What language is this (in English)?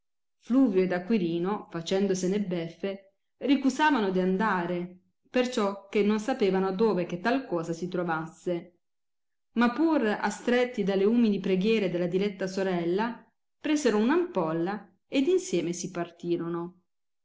Italian